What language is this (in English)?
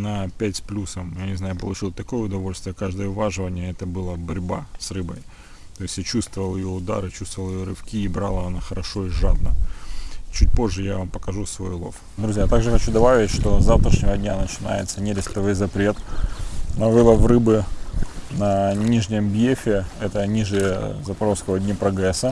Russian